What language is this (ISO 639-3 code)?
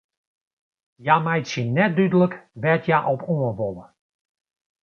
fry